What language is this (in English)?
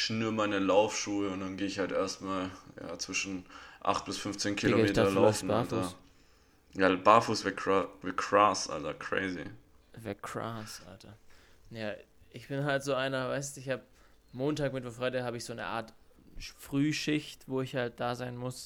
German